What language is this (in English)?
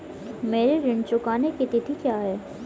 Hindi